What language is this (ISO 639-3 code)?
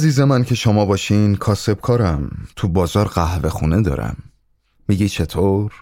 fas